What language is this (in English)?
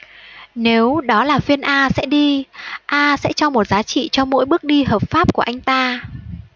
Vietnamese